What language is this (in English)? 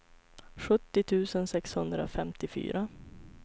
Swedish